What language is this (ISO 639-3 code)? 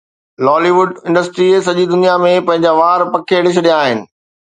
snd